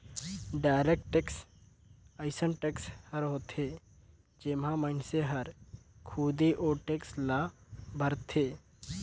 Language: Chhattisgarhi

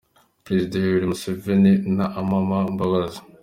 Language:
Kinyarwanda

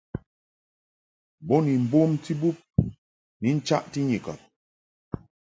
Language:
Mungaka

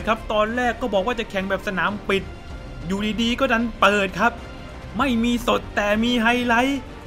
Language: Thai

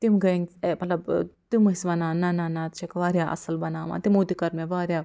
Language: Kashmiri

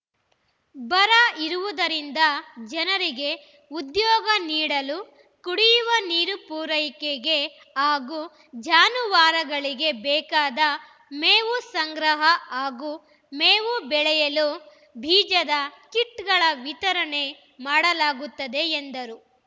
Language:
Kannada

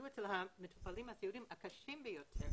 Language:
Hebrew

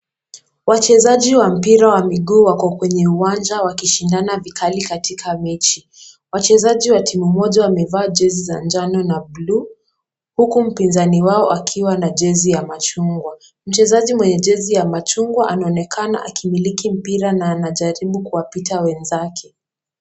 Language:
Swahili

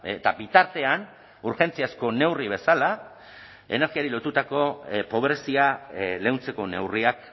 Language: Basque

